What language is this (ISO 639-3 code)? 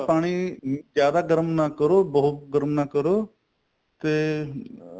pan